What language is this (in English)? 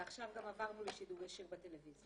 Hebrew